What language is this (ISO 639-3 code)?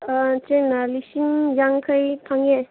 mni